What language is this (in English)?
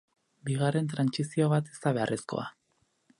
Basque